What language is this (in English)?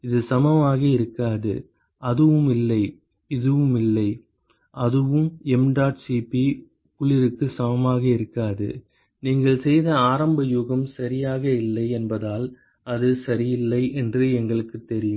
Tamil